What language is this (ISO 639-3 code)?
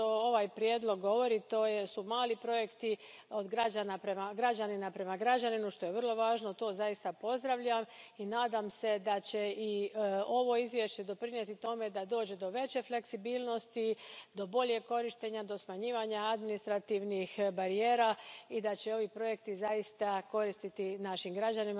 hrv